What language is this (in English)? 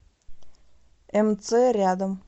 Russian